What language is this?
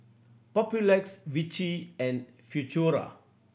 English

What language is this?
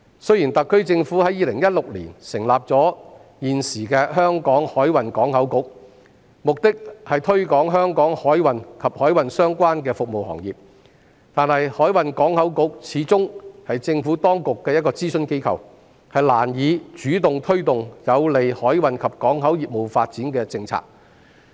Cantonese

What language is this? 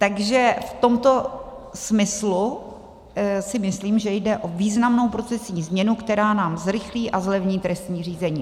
Czech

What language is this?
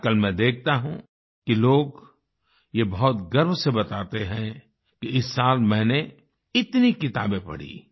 Hindi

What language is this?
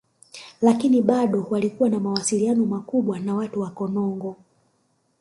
Swahili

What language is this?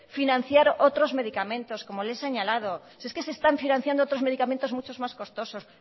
Spanish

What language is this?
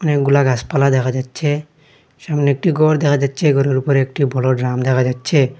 Bangla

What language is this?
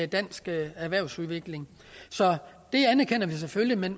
Danish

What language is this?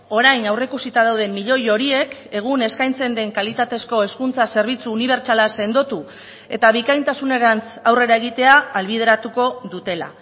Basque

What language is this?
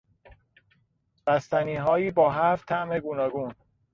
Persian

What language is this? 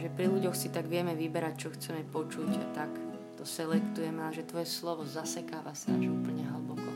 Slovak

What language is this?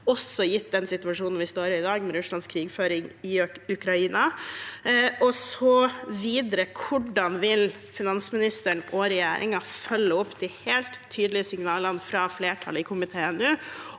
Norwegian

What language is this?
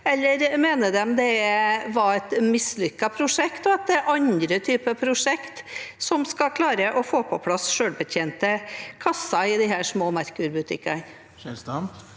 Norwegian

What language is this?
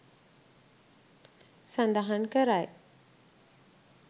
Sinhala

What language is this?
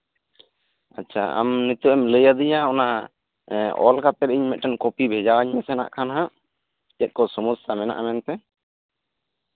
Santali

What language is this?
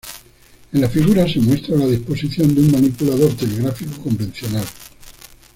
Spanish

